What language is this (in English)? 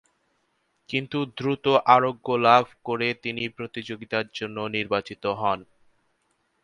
Bangla